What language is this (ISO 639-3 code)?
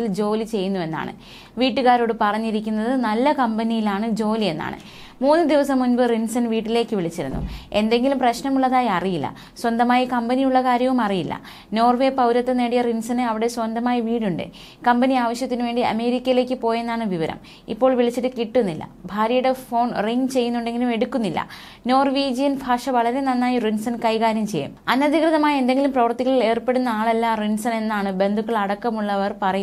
mal